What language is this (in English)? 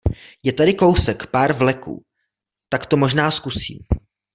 Czech